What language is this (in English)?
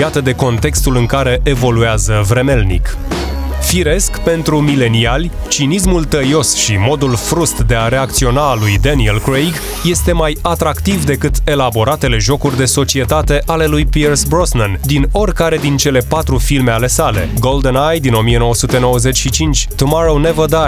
Romanian